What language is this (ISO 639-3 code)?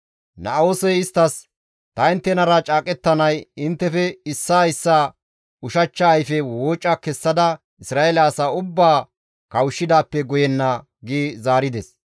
gmv